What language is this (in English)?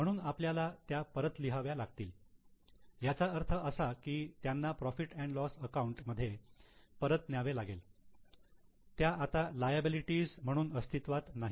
Marathi